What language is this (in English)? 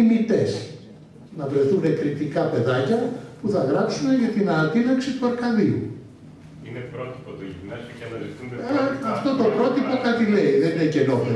Greek